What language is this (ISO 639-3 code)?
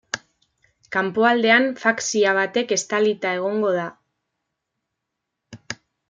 eus